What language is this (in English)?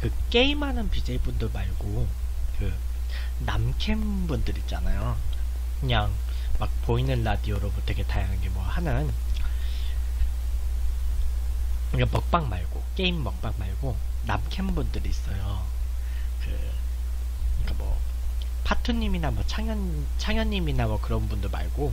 Korean